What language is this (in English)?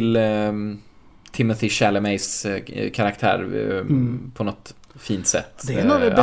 Swedish